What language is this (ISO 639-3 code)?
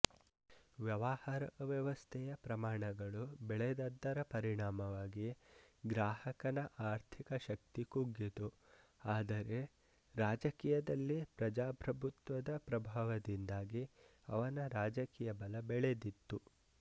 kan